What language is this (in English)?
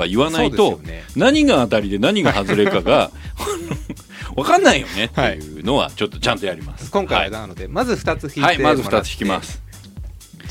Japanese